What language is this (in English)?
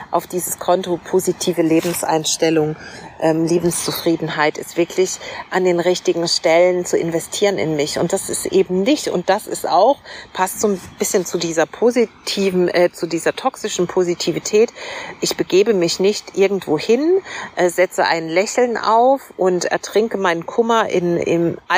German